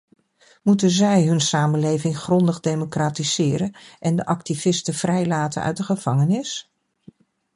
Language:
Dutch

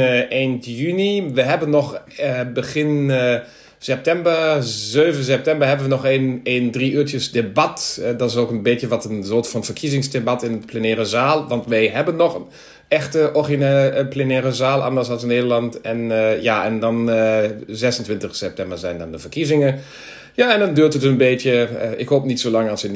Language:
Dutch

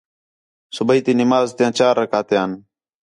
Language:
Khetrani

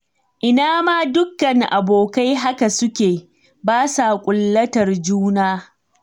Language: Hausa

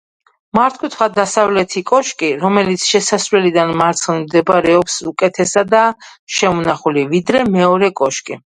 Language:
Georgian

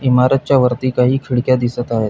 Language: Marathi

